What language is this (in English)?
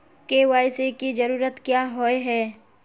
Magahi